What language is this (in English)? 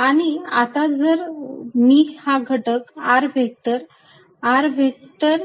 Marathi